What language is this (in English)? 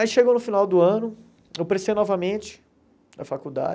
Portuguese